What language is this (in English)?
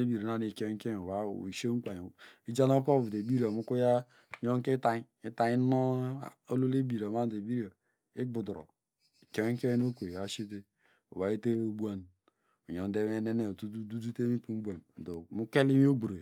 Degema